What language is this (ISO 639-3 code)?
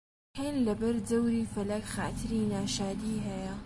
ckb